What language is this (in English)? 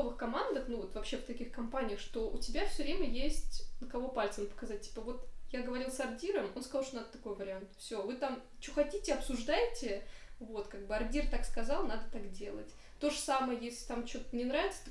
Russian